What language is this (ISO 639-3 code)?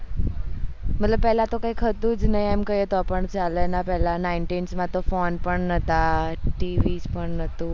guj